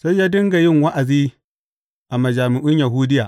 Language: Hausa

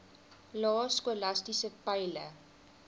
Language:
Afrikaans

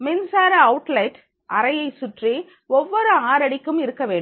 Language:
Tamil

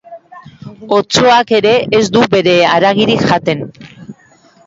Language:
Basque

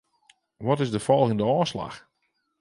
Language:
Western Frisian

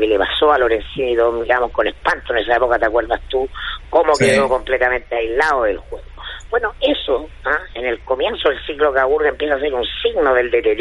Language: Spanish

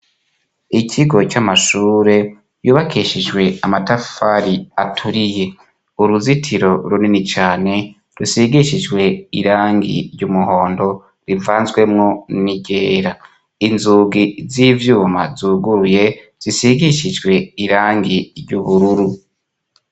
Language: Rundi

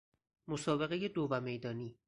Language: Persian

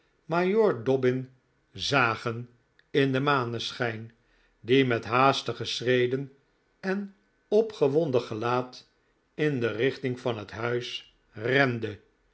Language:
Dutch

